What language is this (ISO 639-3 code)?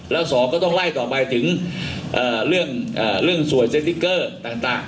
tha